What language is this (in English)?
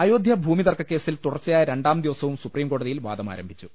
Malayalam